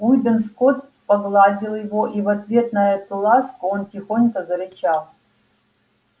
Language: Russian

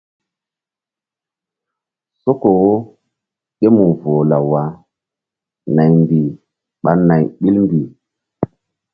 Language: Mbum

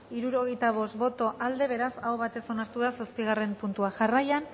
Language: Basque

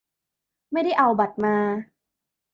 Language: Thai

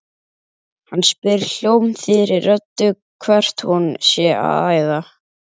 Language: Icelandic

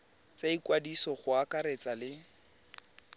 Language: Tswana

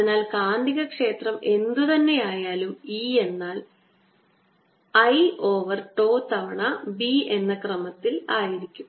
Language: Malayalam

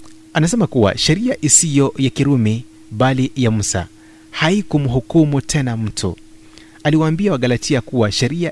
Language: Swahili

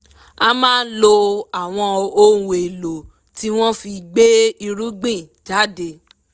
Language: Yoruba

